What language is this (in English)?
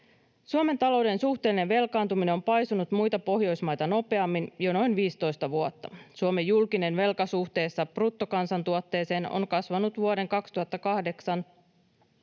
Finnish